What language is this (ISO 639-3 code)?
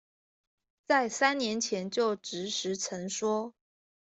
zho